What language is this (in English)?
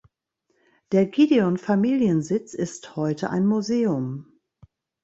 German